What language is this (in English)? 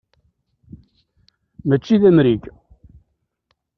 Kabyle